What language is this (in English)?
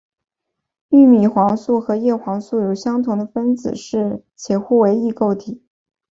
Chinese